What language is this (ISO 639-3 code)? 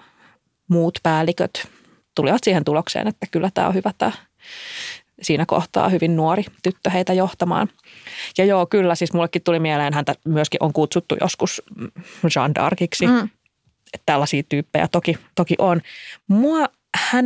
fin